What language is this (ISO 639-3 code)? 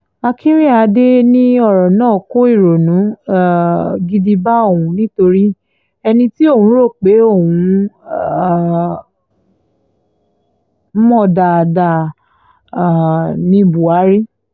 yor